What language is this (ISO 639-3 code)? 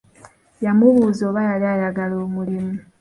lug